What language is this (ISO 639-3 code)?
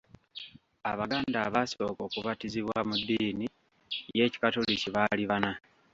lug